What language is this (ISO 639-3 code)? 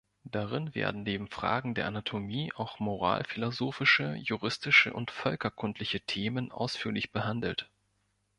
deu